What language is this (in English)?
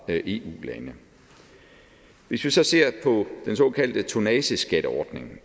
Danish